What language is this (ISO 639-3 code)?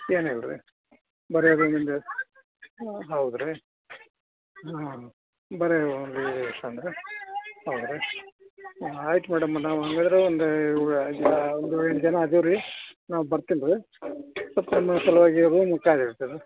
kan